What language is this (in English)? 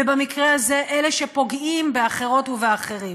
Hebrew